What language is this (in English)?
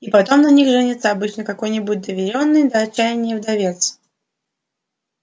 Russian